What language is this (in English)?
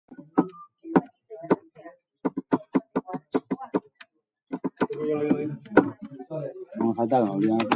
Basque